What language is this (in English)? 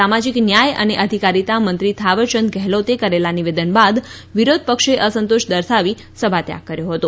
Gujarati